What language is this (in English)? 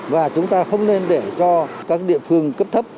Vietnamese